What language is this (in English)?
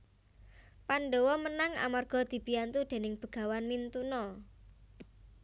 Javanese